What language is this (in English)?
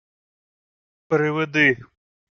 Ukrainian